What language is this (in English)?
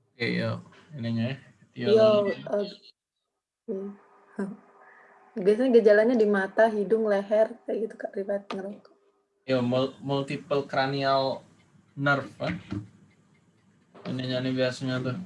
Indonesian